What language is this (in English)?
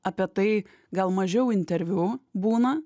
Lithuanian